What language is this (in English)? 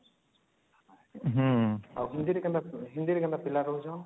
Odia